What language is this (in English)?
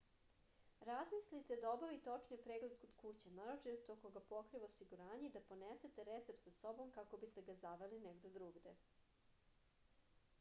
Serbian